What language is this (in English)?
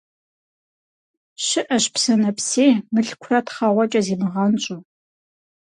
Kabardian